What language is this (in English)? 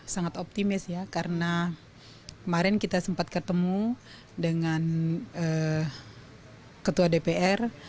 Indonesian